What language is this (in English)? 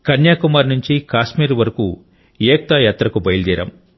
Telugu